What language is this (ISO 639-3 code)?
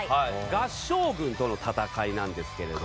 jpn